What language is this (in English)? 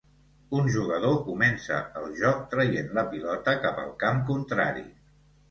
Catalan